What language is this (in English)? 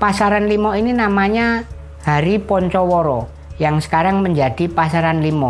Indonesian